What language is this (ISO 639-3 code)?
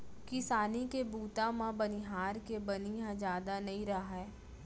hne